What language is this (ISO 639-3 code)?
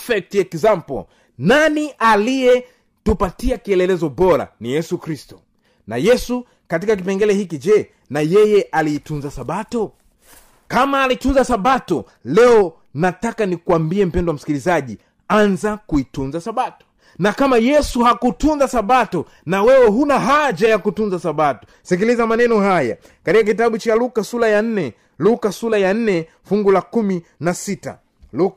swa